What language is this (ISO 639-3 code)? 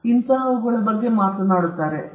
kan